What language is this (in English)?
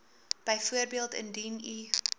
Afrikaans